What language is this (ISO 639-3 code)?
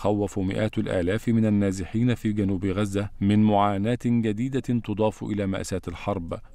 ara